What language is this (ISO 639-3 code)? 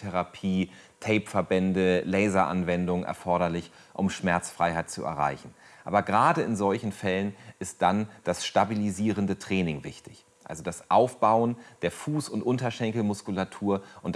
deu